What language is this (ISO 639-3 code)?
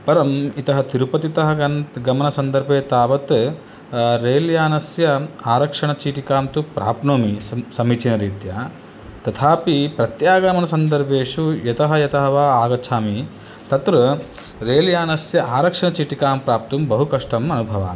san